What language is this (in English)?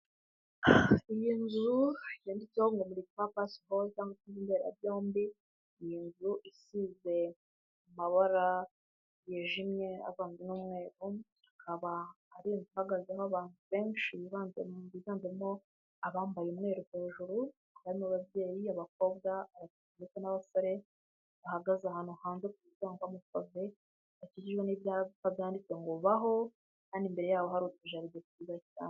Kinyarwanda